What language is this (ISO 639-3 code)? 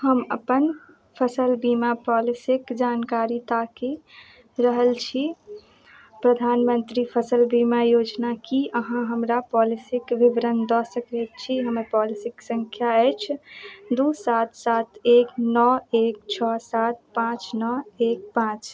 mai